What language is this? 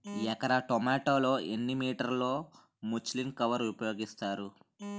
Telugu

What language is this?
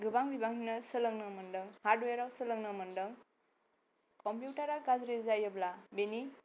Bodo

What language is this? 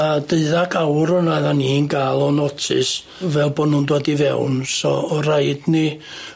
Welsh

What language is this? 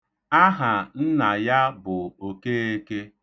Igbo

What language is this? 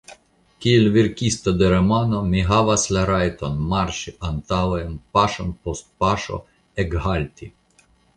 Esperanto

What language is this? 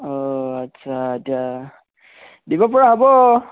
Assamese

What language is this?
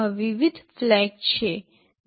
Gujarati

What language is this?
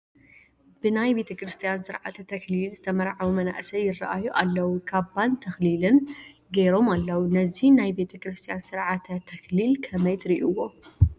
Tigrinya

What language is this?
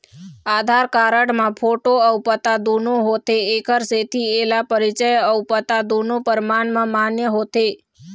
Chhattisgarhi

